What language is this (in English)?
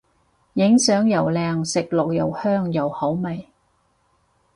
Cantonese